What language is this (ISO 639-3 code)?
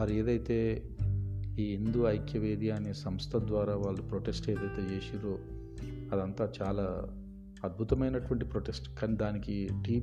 tel